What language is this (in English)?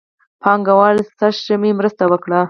Pashto